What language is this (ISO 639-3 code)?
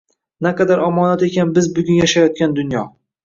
uzb